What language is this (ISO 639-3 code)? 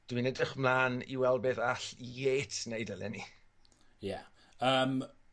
cym